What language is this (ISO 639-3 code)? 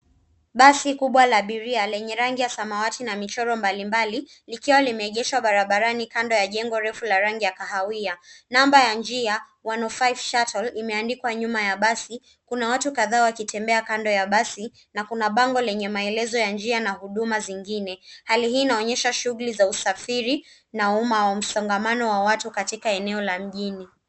swa